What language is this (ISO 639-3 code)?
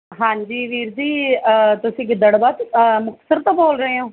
pan